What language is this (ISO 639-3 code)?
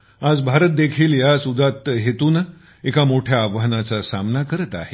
mar